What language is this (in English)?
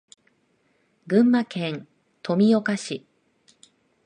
Japanese